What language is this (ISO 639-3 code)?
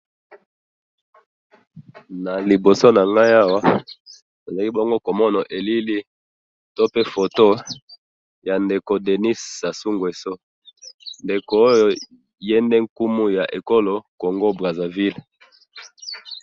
lin